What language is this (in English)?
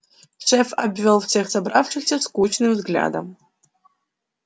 Russian